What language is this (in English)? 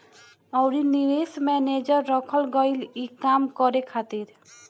Bhojpuri